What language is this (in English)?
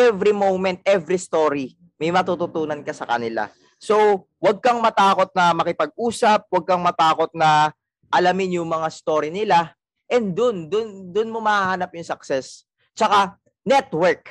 Filipino